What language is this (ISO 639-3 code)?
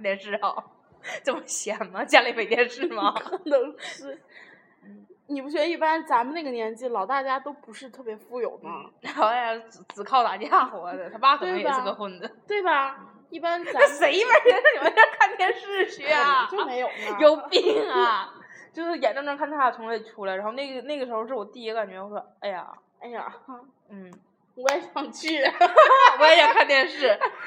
zho